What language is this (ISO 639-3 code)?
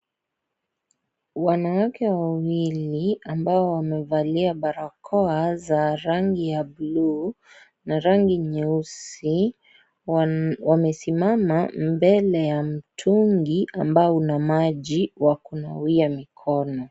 swa